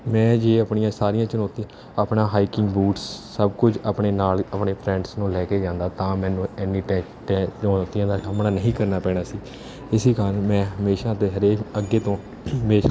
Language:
Punjabi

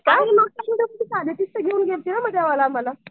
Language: Marathi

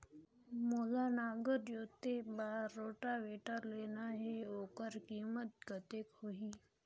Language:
Chhattisgarhi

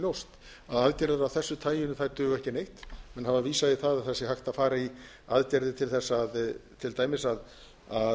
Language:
Icelandic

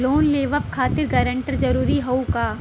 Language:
Bhojpuri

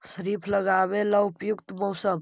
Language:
Magahi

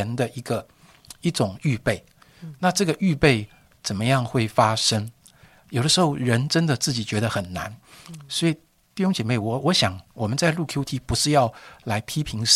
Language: Chinese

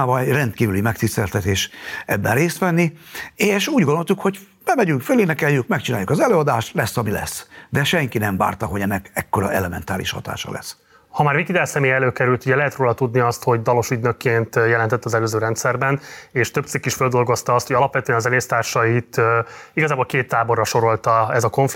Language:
Hungarian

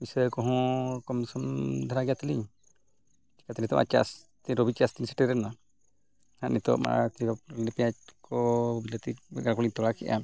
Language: Santali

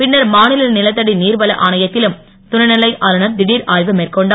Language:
Tamil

